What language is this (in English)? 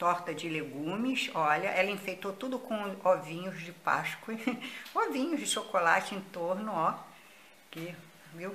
Portuguese